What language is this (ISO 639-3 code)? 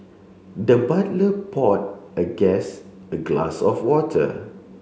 eng